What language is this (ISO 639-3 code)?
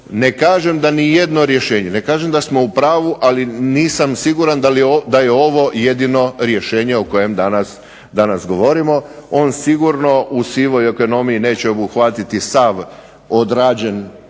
hrv